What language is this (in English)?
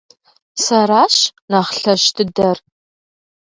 Kabardian